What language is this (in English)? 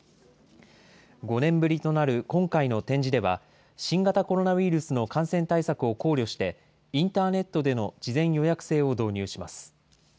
Japanese